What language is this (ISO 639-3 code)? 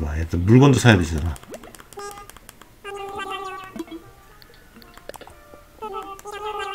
kor